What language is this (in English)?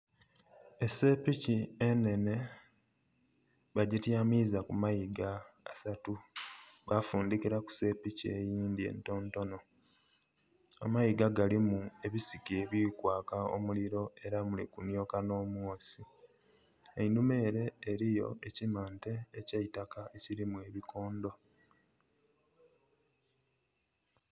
Soga